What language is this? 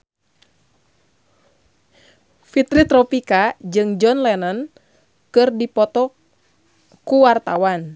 Sundanese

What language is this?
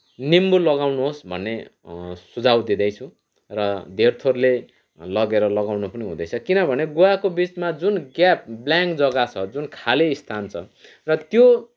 Nepali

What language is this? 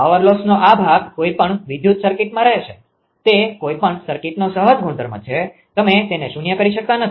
Gujarati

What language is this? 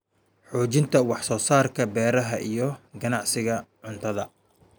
Somali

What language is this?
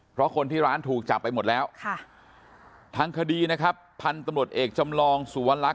Thai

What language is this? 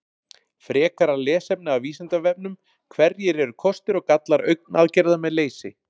Icelandic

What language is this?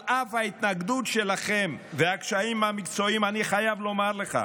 Hebrew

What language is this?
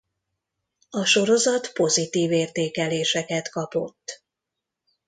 Hungarian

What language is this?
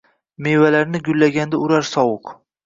Uzbek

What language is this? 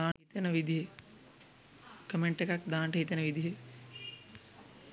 Sinhala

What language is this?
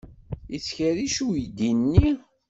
Kabyle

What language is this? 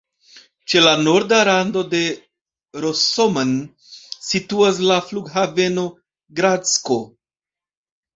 Esperanto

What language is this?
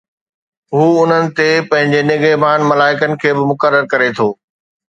Sindhi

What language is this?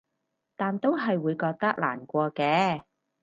Cantonese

